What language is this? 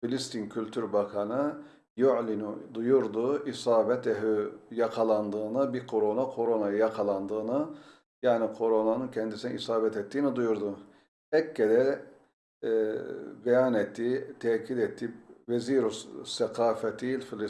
Turkish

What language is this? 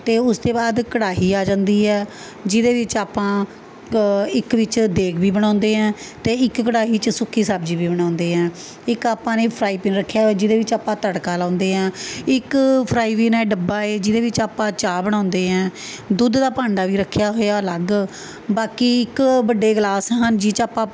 Punjabi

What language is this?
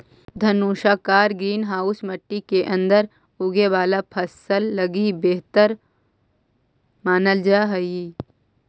Magahi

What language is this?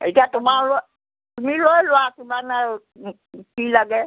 Assamese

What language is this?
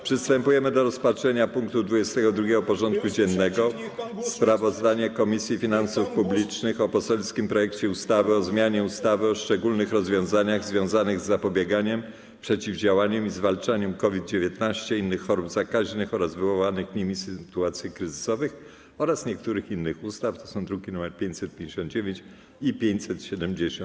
Polish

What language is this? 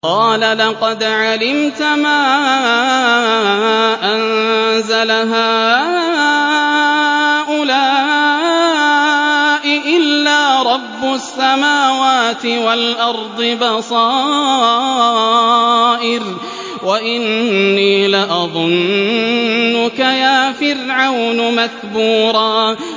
Arabic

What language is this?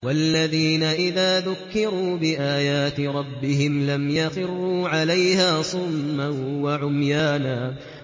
Arabic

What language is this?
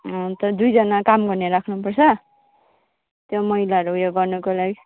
Nepali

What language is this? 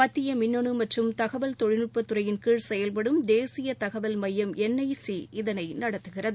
Tamil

